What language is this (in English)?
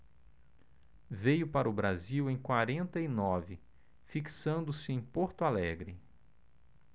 Portuguese